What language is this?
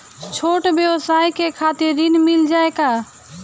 Bhojpuri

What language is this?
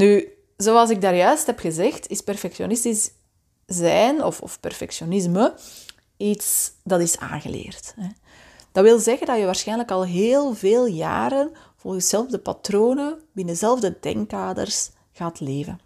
Dutch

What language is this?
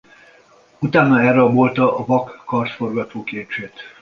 Hungarian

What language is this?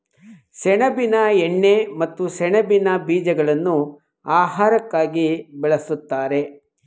Kannada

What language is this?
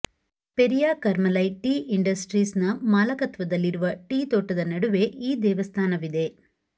Kannada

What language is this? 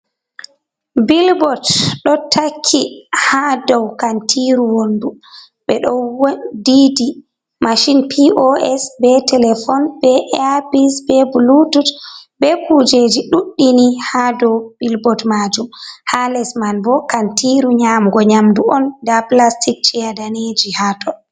Fula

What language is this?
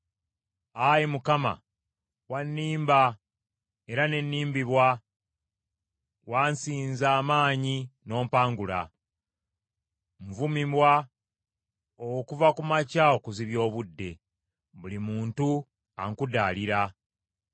Ganda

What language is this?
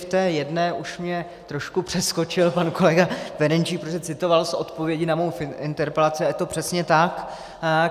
Czech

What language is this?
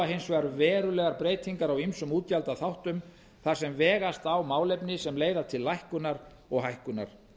Icelandic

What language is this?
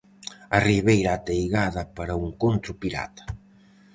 Galician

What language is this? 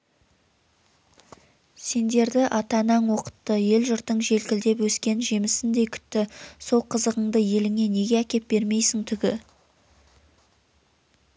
Kazakh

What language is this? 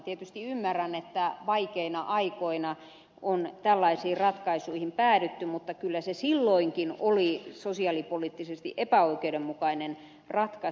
Finnish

